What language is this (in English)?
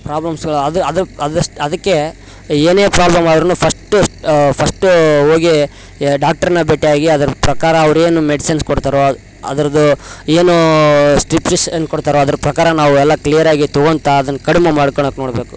Kannada